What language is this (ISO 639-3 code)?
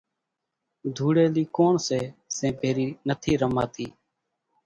gjk